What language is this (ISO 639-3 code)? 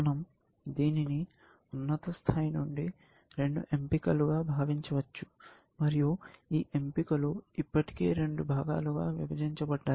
tel